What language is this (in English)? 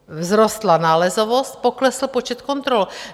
Czech